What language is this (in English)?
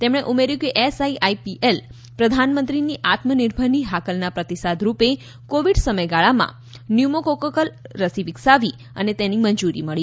Gujarati